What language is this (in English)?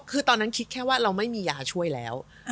Thai